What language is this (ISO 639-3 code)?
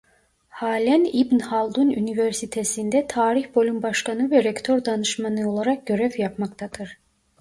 tur